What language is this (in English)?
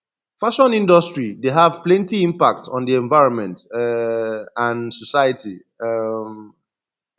Nigerian Pidgin